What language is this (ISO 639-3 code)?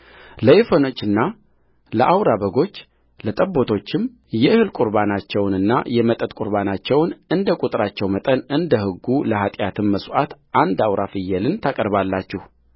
amh